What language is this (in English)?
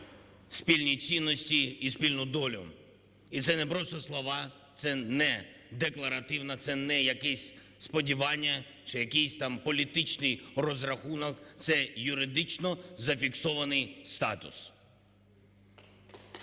Ukrainian